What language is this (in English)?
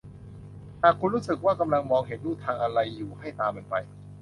Thai